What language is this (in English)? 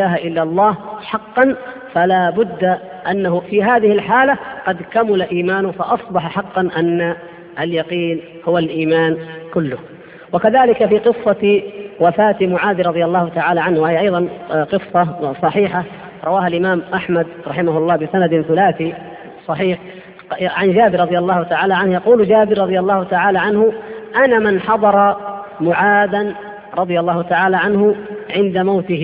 Arabic